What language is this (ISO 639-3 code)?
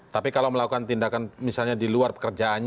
ind